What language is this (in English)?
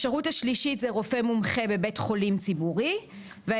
Hebrew